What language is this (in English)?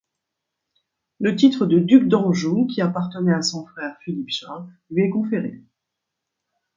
French